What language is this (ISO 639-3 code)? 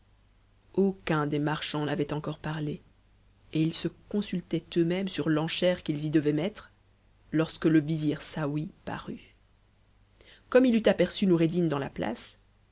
fra